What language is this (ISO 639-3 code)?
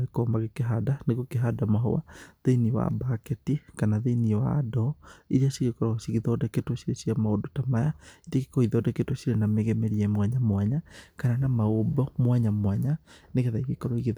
kik